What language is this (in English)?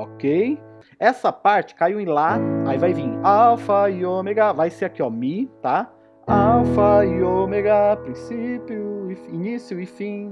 Portuguese